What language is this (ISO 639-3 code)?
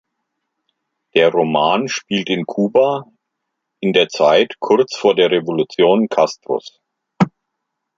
deu